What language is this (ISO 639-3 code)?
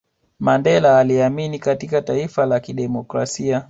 swa